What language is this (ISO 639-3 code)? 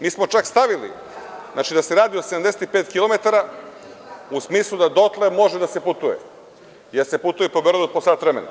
srp